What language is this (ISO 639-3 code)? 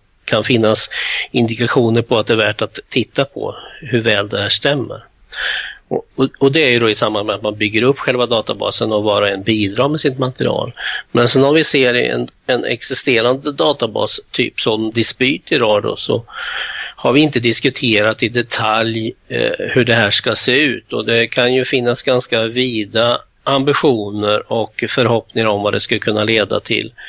swe